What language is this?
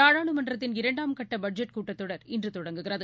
Tamil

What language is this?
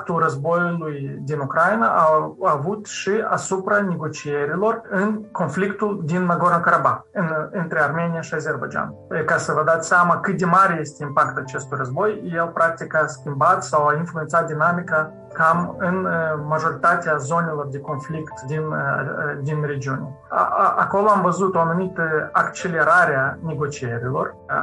Romanian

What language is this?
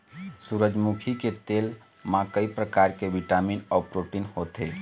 Chhattisgarhi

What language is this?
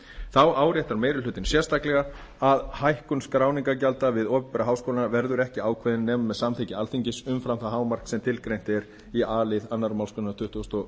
Icelandic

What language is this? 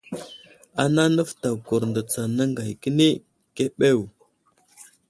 Wuzlam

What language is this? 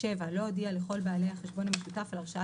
Hebrew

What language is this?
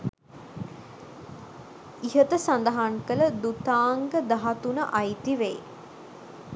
Sinhala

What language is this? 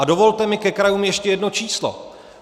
Czech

